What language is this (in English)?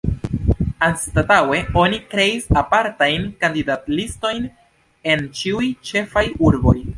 Esperanto